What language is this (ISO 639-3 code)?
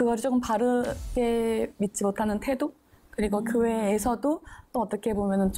kor